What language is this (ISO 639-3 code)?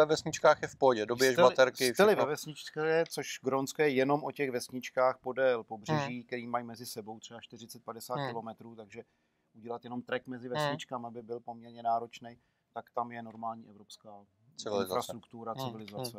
ces